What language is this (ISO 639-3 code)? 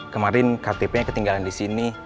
ind